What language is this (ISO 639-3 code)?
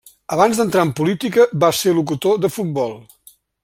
cat